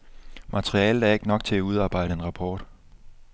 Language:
Danish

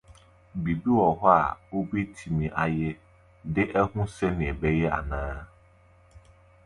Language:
Akan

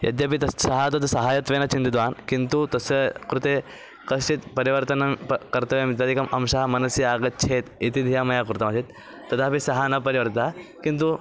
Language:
Sanskrit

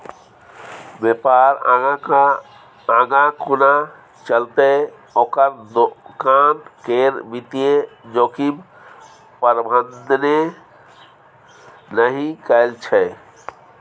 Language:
Maithili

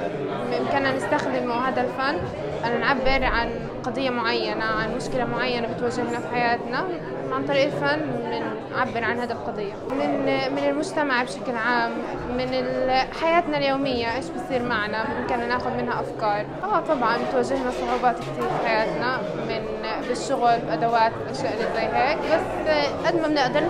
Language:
Arabic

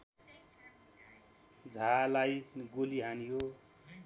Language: Nepali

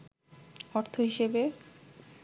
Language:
Bangla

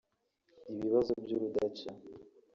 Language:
Kinyarwanda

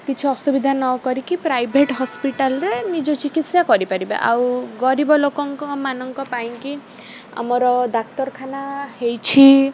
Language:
Odia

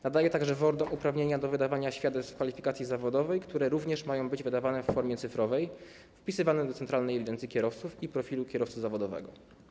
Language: Polish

